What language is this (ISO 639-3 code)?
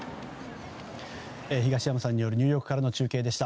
jpn